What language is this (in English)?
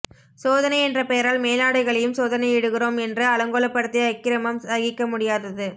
Tamil